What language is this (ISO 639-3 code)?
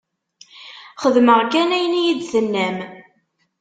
kab